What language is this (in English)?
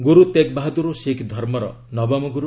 Odia